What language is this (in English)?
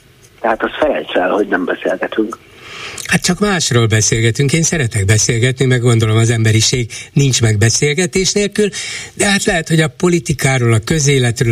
Hungarian